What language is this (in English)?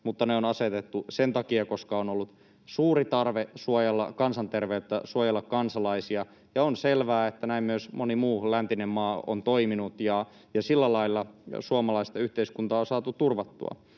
Finnish